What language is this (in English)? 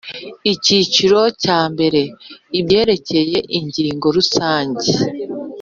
Kinyarwanda